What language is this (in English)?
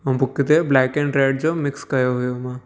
Sindhi